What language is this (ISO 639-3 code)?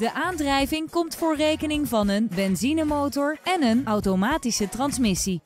nld